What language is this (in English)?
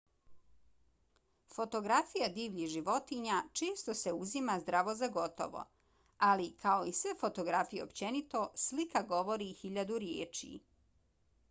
Bosnian